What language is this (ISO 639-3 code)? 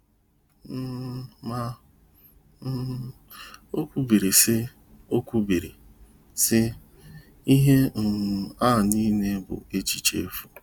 ibo